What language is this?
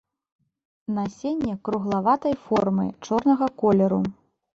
Belarusian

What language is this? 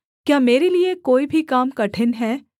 Hindi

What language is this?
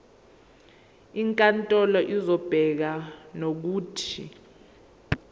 Zulu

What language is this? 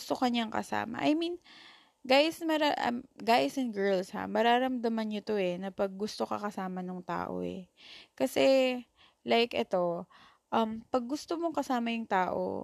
Filipino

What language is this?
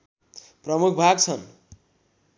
Nepali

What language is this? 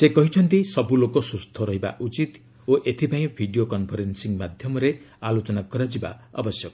Odia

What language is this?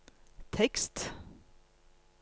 Norwegian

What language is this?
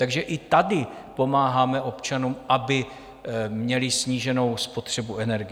Czech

